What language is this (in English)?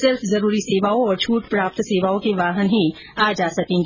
Hindi